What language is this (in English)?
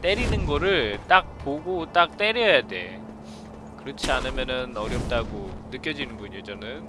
Korean